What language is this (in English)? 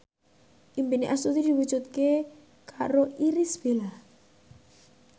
Javanese